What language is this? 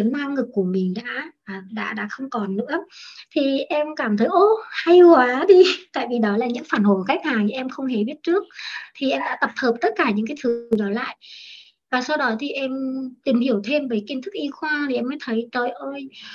Vietnamese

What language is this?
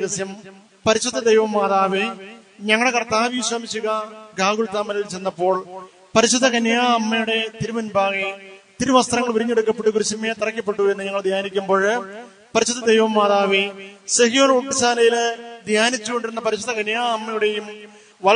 Romanian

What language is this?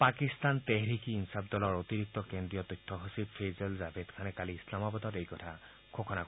Assamese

